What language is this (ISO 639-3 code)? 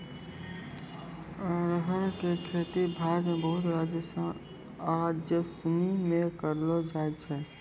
mai